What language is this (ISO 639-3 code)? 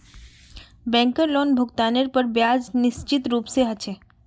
mag